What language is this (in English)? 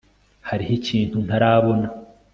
Kinyarwanda